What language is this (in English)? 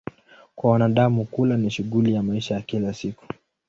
Swahili